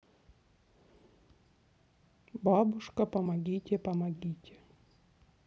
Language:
Russian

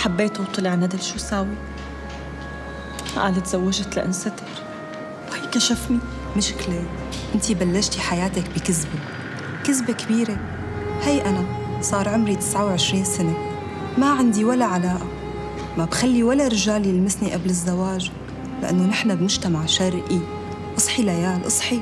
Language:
Arabic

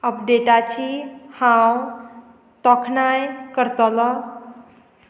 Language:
Konkani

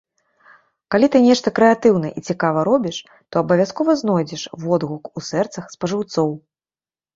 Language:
Belarusian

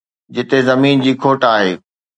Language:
Sindhi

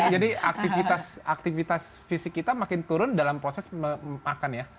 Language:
Indonesian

